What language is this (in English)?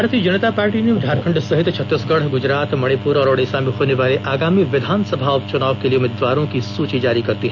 Hindi